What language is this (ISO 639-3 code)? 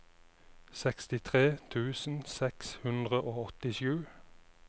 nor